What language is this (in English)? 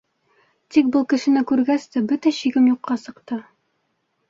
Bashkir